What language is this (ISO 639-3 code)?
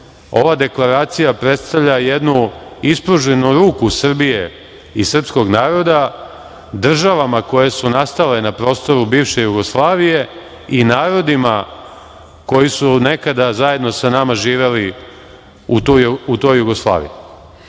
srp